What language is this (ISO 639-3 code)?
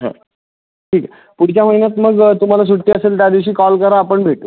mar